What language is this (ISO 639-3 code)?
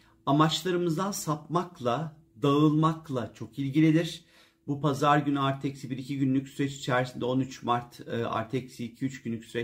tur